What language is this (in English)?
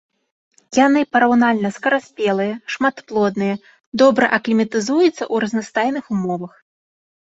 Belarusian